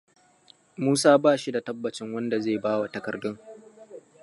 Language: Hausa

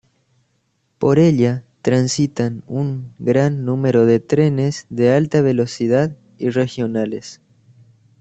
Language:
Spanish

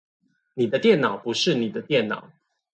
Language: Chinese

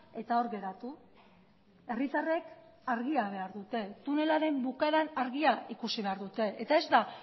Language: Basque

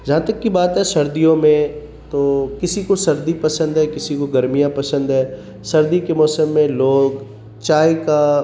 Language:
Urdu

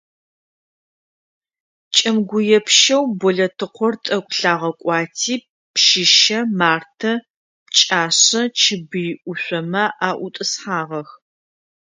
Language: Adyghe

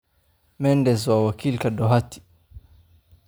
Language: Somali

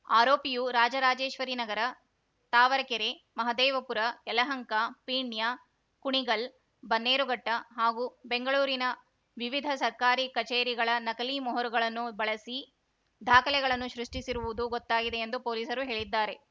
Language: Kannada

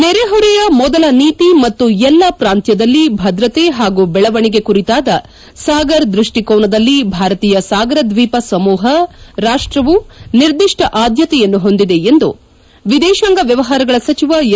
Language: Kannada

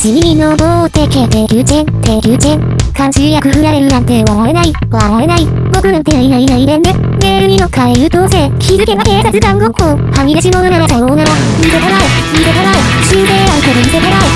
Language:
Korean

